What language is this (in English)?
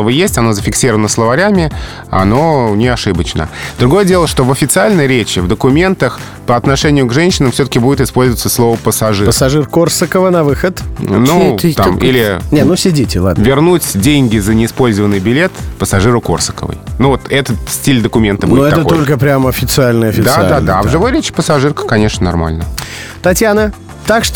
Russian